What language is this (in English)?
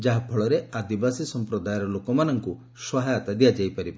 Odia